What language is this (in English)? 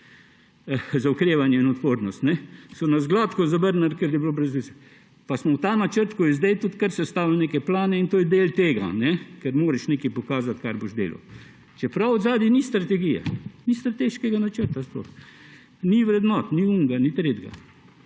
Slovenian